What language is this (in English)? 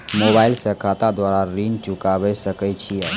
Maithili